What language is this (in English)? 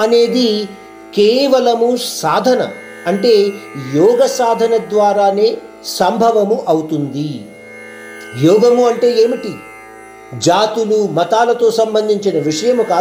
Hindi